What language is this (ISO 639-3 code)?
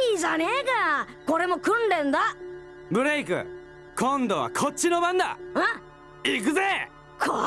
jpn